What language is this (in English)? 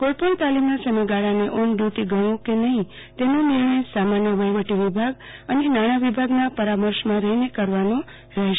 Gujarati